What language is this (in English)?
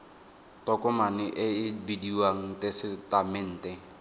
Tswana